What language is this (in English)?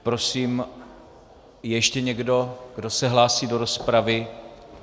Czech